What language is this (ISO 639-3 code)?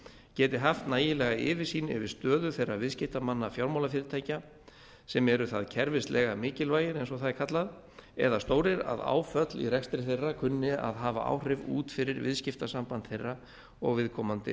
isl